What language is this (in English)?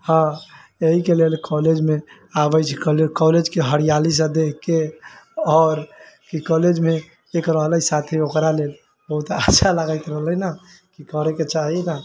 Maithili